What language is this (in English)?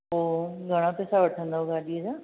Sindhi